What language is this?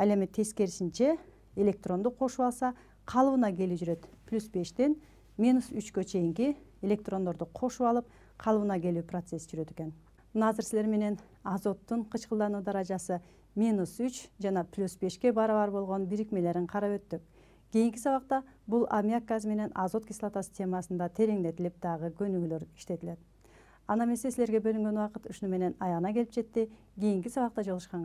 Turkish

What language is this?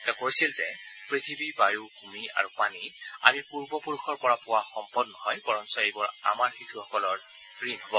Assamese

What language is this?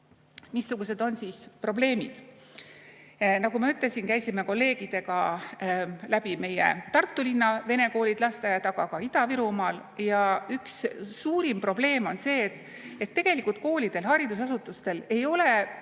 Estonian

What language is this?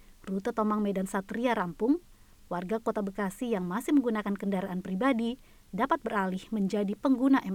Indonesian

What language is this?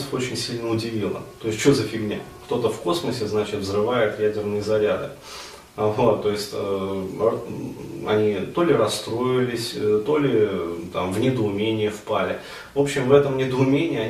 Russian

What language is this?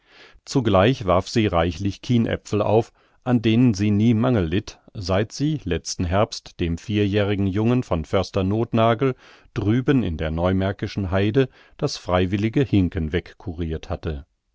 German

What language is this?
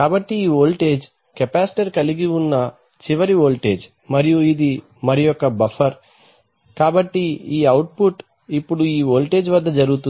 Telugu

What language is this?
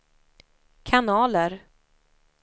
Swedish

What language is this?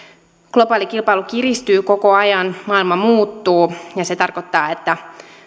Finnish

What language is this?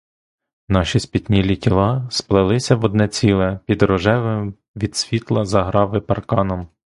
Ukrainian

